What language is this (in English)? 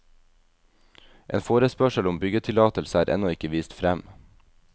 Norwegian